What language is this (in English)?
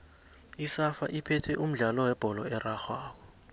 South Ndebele